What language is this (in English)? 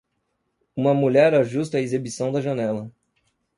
Portuguese